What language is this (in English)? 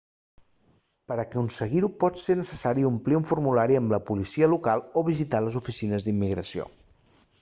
Catalan